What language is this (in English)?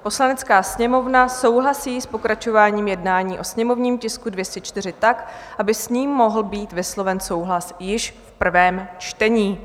Czech